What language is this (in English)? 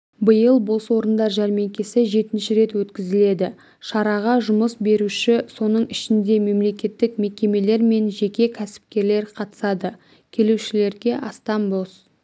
Kazakh